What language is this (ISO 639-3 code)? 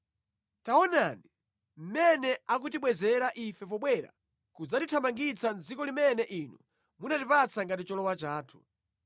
nya